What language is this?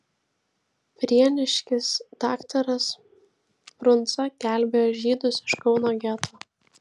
Lithuanian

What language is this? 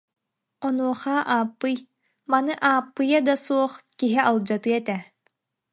Yakut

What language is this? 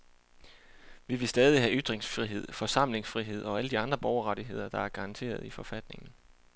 Danish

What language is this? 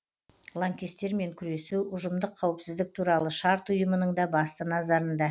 Kazakh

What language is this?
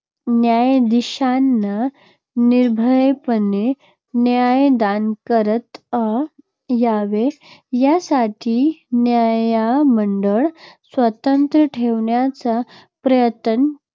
Marathi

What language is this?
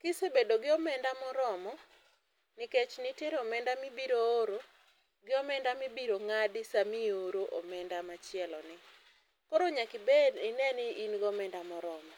Luo (Kenya and Tanzania)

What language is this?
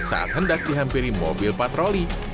Indonesian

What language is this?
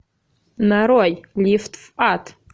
Russian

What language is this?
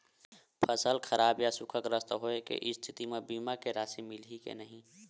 Chhattisgarhi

